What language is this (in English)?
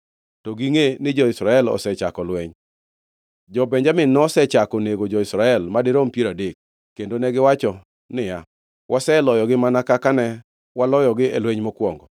Luo (Kenya and Tanzania)